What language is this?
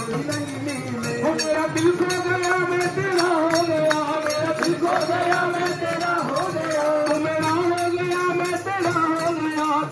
Arabic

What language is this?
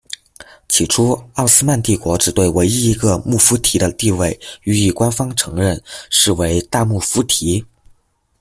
Chinese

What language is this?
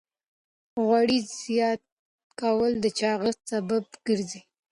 Pashto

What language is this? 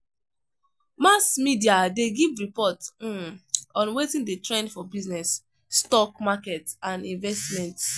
Nigerian Pidgin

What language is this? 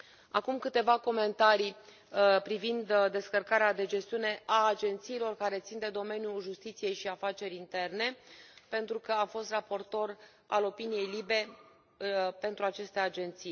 Romanian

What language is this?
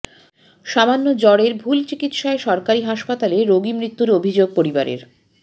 Bangla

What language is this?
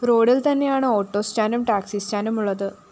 Malayalam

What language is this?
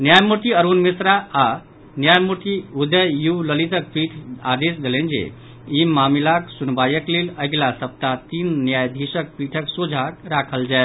Maithili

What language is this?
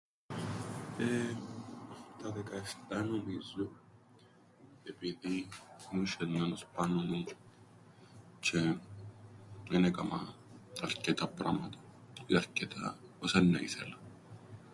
Greek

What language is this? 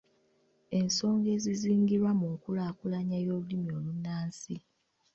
Ganda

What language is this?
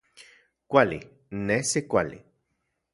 Central Puebla Nahuatl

